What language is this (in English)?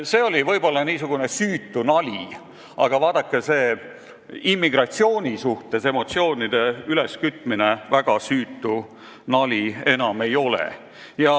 Estonian